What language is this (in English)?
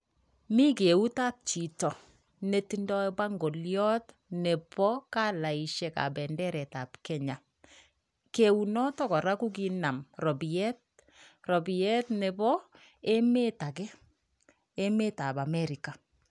Kalenjin